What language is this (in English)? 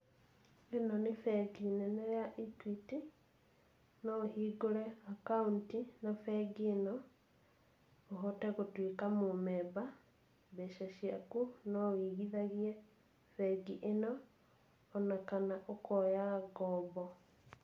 Kikuyu